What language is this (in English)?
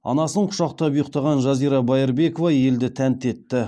Kazakh